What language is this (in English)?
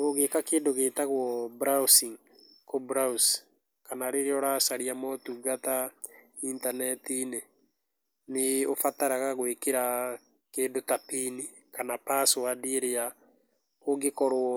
Kikuyu